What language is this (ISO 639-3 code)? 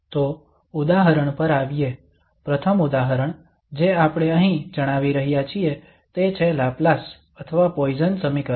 guj